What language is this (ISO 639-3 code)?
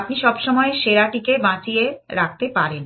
ben